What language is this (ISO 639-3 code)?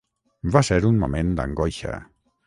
cat